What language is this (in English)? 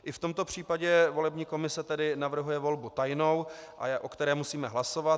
Czech